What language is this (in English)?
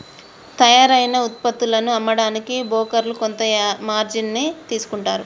Telugu